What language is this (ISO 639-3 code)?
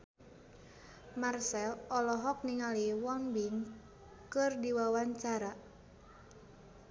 sun